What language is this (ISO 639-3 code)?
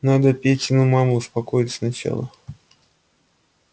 rus